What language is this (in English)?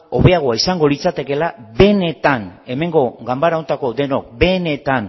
Basque